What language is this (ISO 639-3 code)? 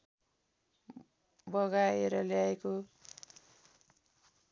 nep